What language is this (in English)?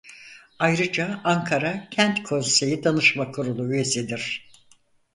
Turkish